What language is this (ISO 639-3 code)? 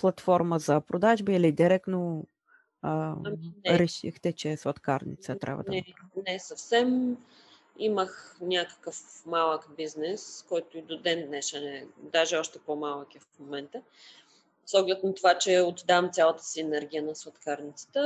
bul